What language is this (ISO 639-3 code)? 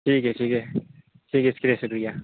urd